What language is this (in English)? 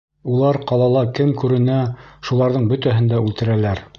Bashkir